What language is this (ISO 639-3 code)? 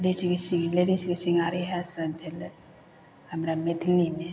mai